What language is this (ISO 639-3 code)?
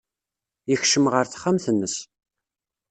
kab